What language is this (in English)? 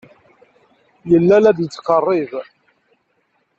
Kabyle